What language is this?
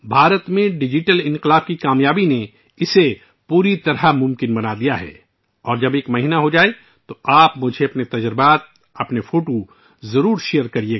Urdu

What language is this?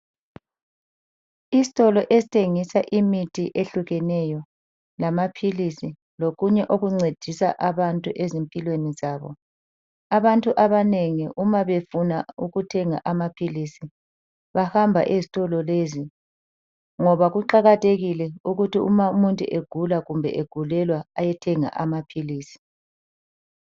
North Ndebele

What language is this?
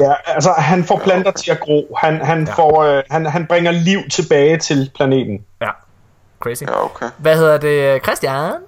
Danish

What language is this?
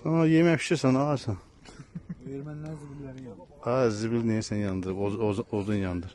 Turkish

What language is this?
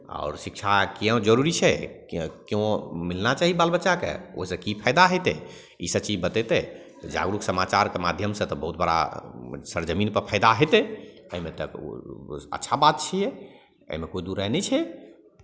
Maithili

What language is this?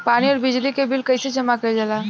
Bhojpuri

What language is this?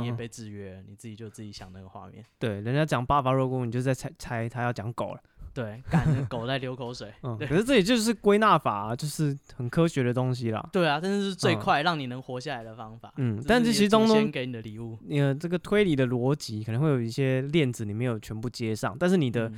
Chinese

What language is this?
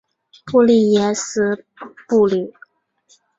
Chinese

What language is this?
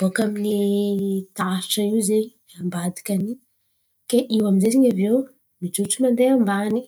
Antankarana Malagasy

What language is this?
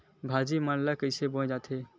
Chhattisgarhi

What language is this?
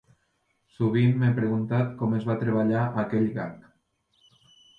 Catalan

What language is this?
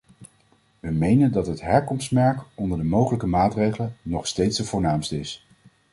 Dutch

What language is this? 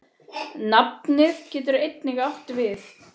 Icelandic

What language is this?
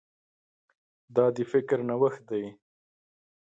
Pashto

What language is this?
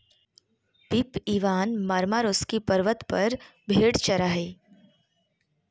Magahi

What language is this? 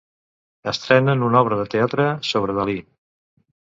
Catalan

